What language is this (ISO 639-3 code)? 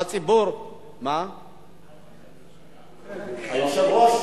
heb